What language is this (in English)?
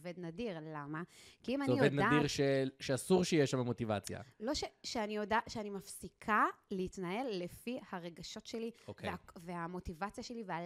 Hebrew